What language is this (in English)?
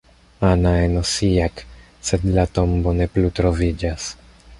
Esperanto